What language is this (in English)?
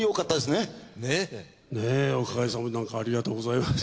Japanese